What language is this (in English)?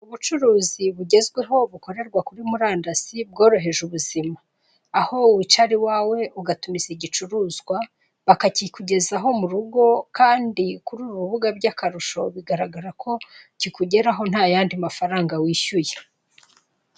Kinyarwanda